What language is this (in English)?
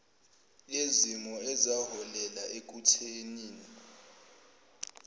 Zulu